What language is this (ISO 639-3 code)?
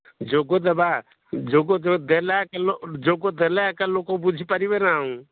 ori